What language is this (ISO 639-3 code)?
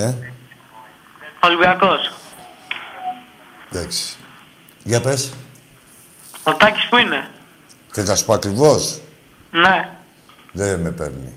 ell